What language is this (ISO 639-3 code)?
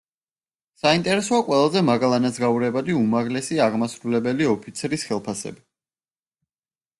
kat